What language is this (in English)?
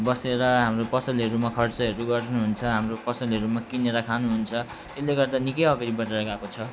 Nepali